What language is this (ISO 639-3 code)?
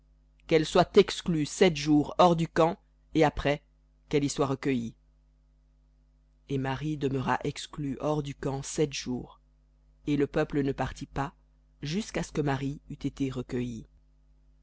fra